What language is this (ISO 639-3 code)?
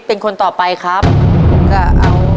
tha